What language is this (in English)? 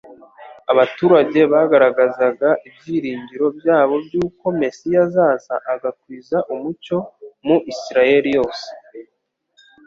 Kinyarwanda